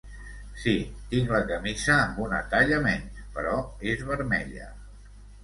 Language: Catalan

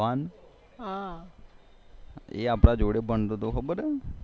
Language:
Gujarati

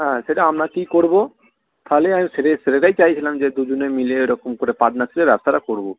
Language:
Bangla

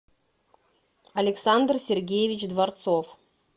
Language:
Russian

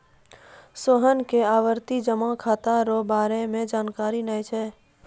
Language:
Maithili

